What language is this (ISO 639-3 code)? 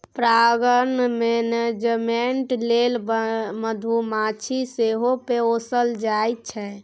mai